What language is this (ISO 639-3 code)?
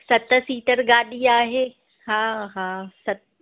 snd